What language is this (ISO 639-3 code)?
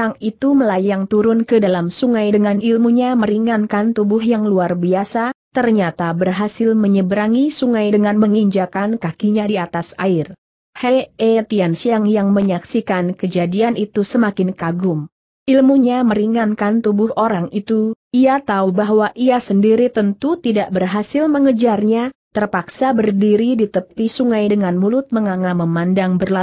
ind